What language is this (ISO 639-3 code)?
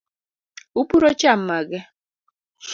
luo